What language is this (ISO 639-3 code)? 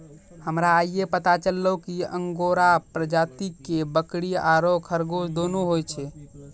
mai